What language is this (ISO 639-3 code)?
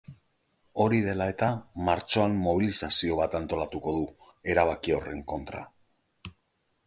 eus